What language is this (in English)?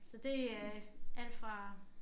Danish